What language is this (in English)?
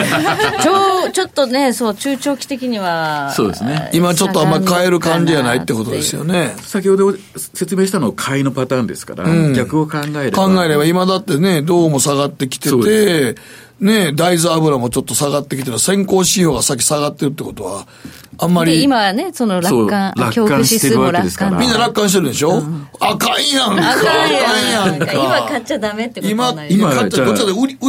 Japanese